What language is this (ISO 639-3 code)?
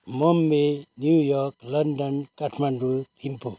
nep